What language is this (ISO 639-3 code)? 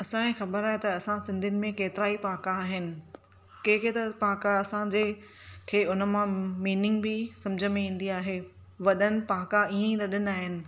snd